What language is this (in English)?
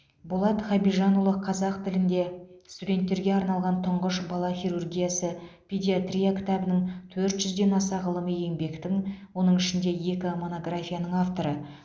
Kazakh